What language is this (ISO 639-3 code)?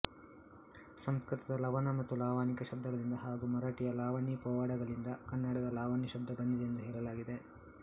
kan